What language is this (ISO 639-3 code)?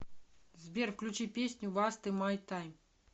rus